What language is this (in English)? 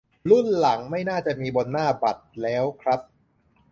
Thai